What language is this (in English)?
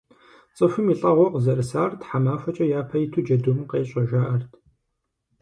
Kabardian